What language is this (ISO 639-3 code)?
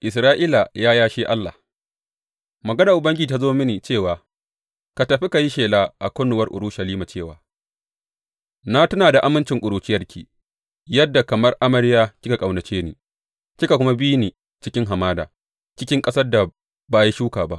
hau